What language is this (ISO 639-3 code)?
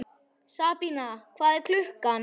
isl